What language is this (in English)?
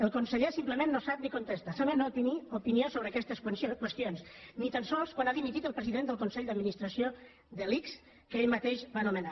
Catalan